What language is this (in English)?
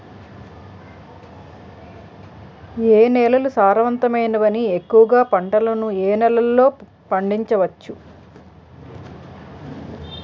Telugu